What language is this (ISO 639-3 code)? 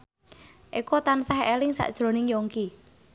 jav